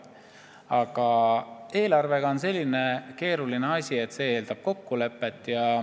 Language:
Estonian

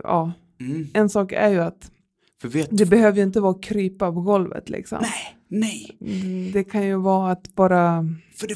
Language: Swedish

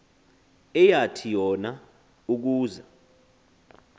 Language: Xhosa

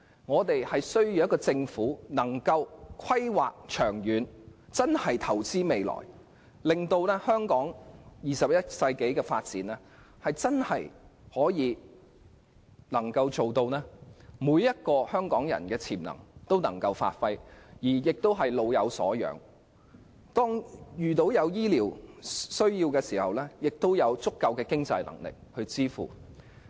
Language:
Cantonese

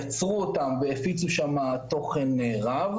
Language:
Hebrew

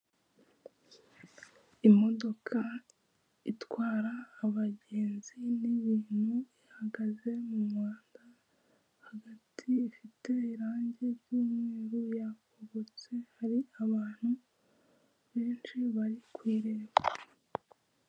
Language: Kinyarwanda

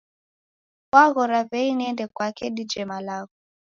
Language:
Taita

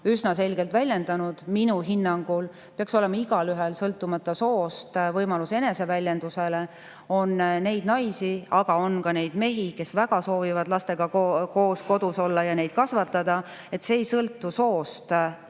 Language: Estonian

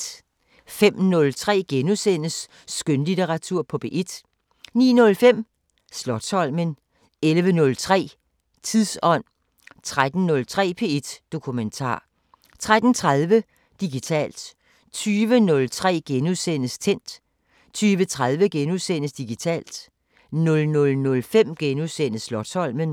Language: Danish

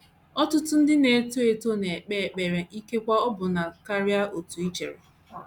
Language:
Igbo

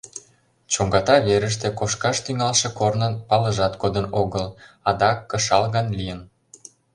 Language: Mari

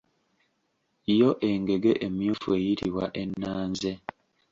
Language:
Ganda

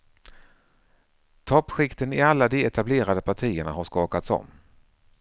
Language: Swedish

